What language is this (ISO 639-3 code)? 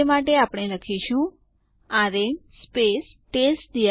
guj